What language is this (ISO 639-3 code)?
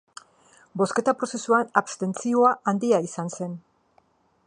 eus